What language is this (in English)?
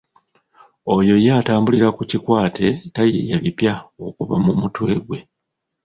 Ganda